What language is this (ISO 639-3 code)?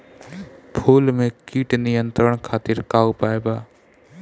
bho